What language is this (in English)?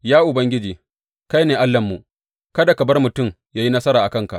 Hausa